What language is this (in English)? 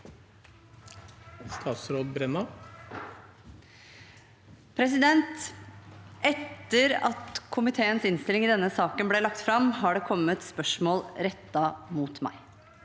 Norwegian